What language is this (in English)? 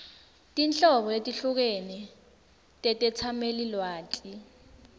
Swati